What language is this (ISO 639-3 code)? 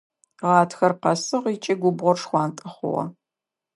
ady